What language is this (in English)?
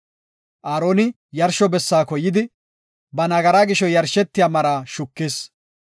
Gofa